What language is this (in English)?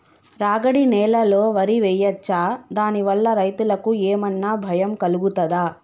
Telugu